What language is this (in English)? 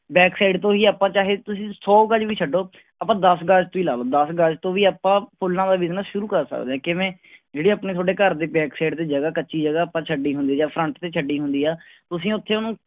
Punjabi